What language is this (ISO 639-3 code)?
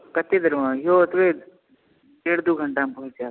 mai